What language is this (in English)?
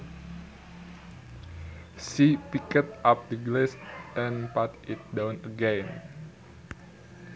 Sundanese